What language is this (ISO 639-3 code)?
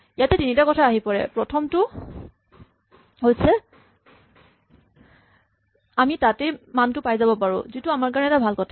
asm